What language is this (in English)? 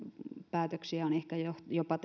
Finnish